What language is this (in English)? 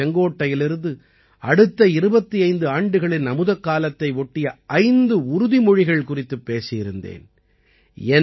Tamil